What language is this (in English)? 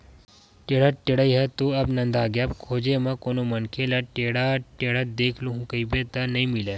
Chhattisgarhi